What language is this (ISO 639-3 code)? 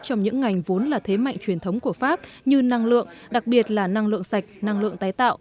vie